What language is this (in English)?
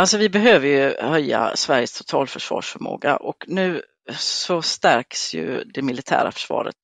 Swedish